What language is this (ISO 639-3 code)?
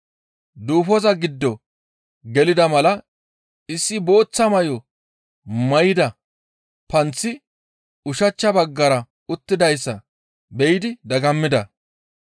gmv